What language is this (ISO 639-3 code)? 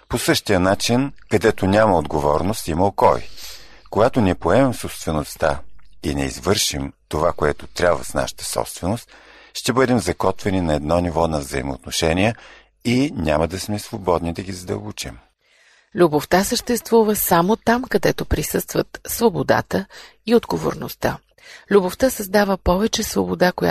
bul